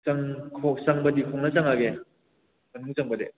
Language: Manipuri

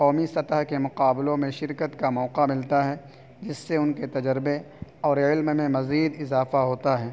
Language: Urdu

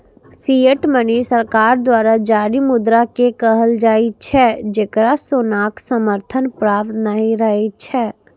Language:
Maithili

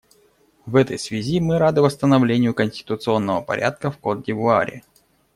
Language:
Russian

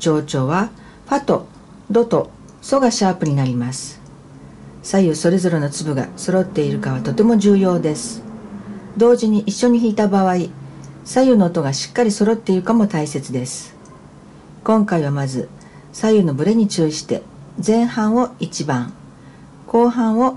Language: Japanese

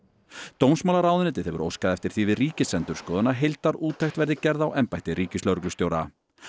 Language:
Icelandic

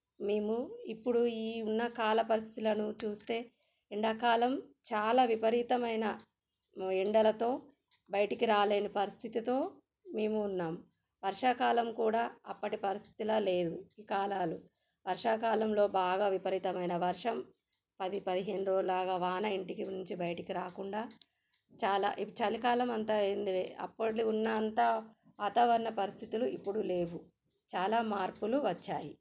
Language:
Telugu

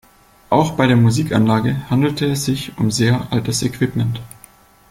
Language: German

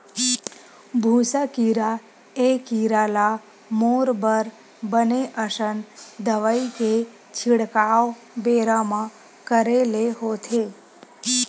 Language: Chhattisgarhi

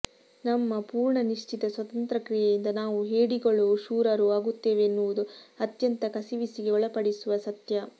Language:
Kannada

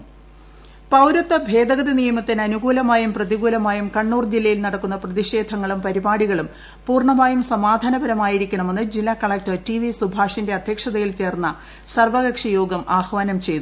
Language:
Malayalam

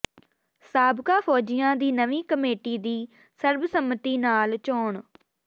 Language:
Punjabi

